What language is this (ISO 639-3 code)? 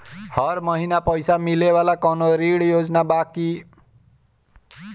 bho